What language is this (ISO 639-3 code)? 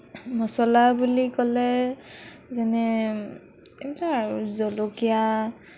asm